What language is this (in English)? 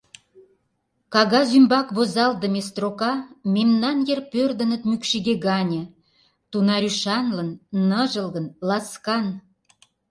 Mari